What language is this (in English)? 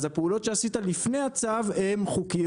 Hebrew